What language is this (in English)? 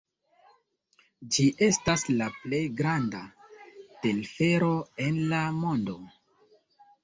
Esperanto